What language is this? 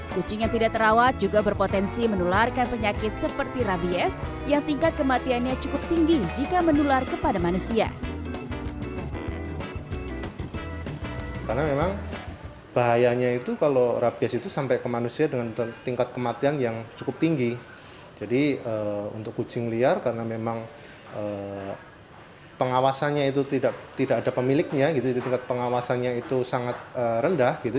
Indonesian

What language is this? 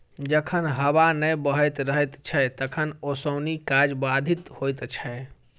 Maithili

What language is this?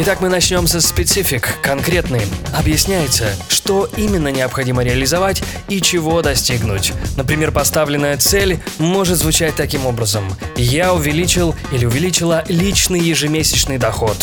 Russian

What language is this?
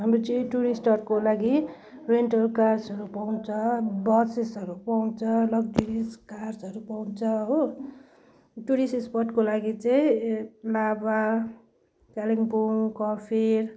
Nepali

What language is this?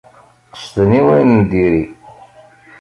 Kabyle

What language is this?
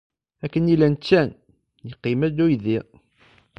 Kabyle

